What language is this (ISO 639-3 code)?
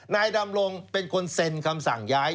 tha